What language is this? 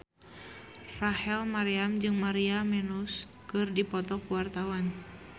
Sundanese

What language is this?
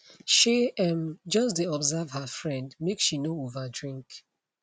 Nigerian Pidgin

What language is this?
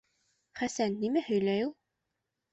Bashkir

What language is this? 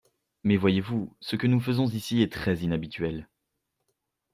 French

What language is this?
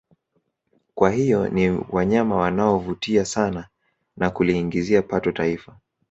Swahili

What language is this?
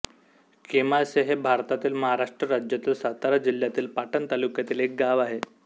Marathi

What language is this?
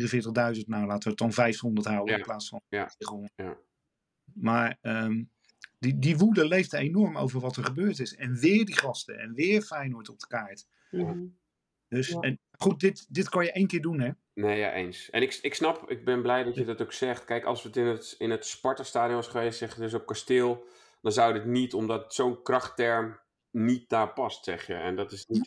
Dutch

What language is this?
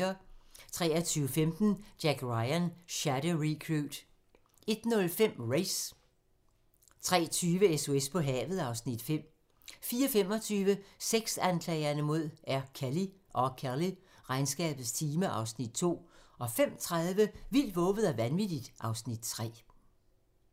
Danish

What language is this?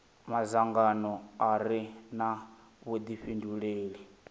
Venda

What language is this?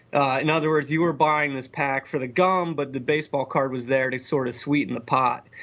English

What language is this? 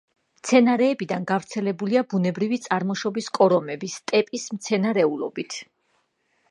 Georgian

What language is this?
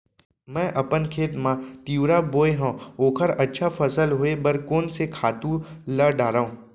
Chhattisgarhi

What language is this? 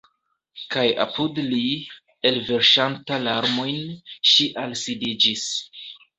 Esperanto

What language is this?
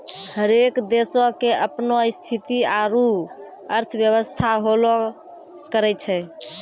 Maithili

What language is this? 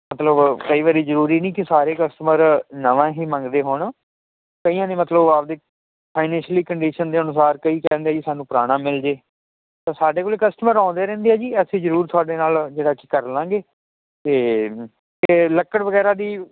Punjabi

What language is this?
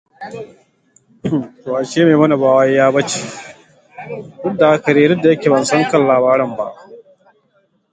Hausa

